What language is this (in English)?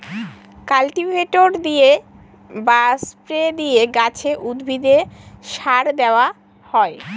Bangla